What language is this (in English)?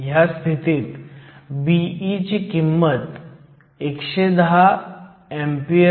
Marathi